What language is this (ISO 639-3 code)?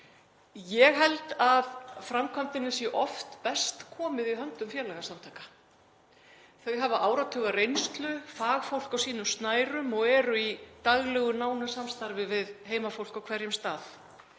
isl